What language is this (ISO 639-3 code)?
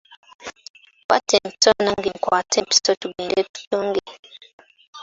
lug